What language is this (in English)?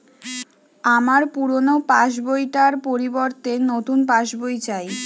Bangla